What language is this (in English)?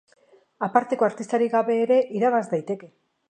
Basque